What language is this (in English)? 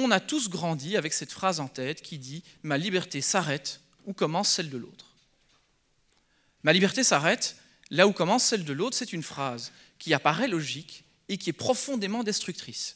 French